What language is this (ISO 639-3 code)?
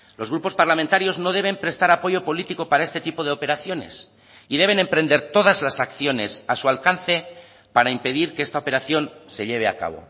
spa